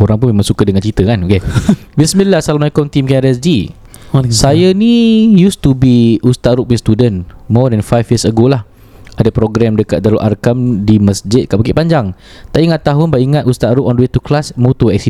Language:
Malay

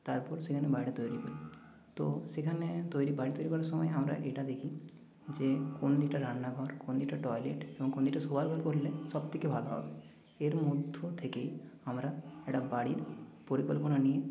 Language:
Bangla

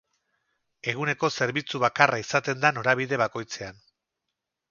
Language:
Basque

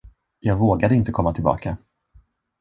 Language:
Swedish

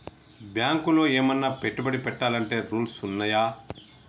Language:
Telugu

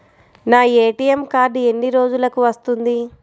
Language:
Telugu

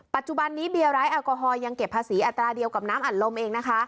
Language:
Thai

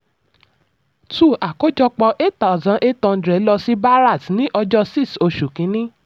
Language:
Yoruba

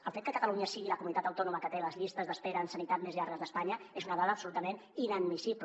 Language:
Catalan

